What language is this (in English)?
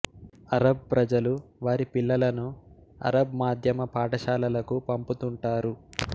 Telugu